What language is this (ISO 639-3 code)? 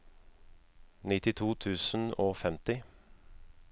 nor